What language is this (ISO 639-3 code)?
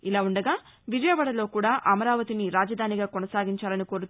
tel